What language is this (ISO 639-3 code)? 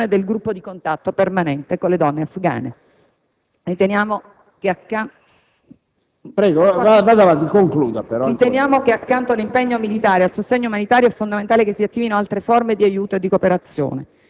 ita